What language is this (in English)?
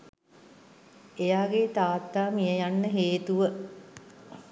Sinhala